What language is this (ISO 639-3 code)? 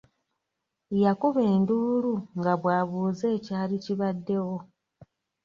lug